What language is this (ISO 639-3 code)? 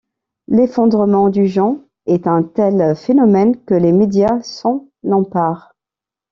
fra